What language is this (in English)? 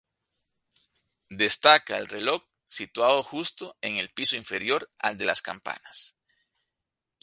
Spanish